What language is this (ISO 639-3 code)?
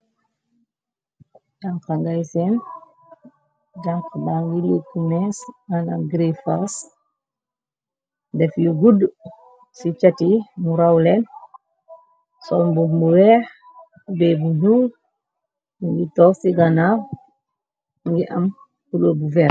wol